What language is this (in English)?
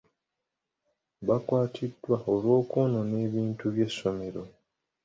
Ganda